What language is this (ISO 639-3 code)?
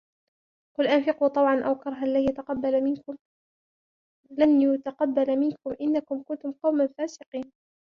ara